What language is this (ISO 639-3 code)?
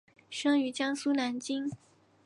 zho